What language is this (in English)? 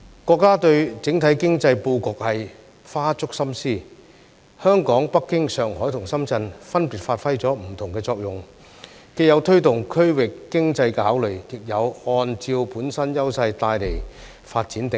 Cantonese